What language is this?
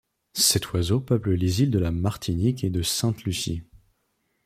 French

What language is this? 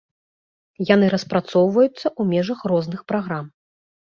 Belarusian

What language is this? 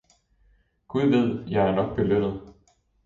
Danish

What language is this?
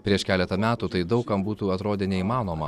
Lithuanian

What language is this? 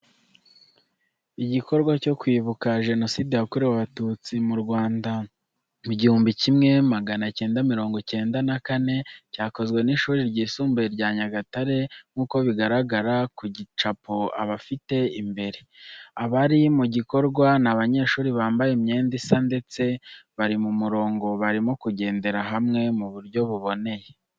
Kinyarwanda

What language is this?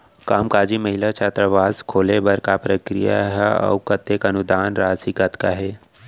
Chhattisgarhi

